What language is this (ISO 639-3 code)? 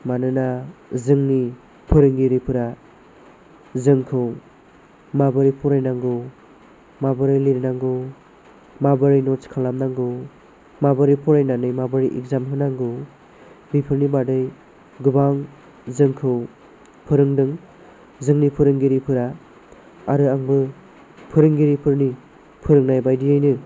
brx